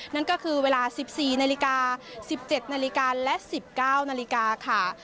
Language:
Thai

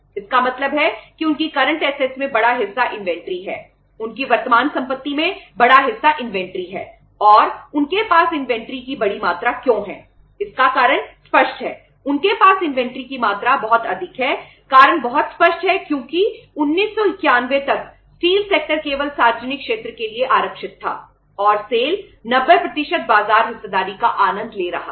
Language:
Hindi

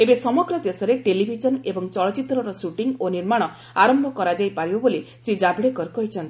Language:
Odia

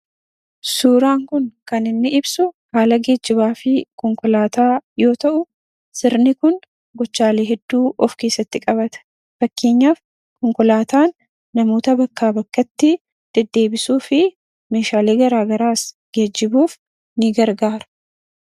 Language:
Oromo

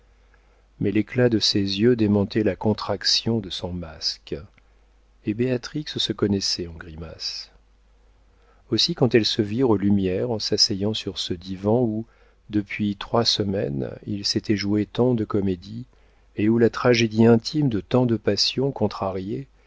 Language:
French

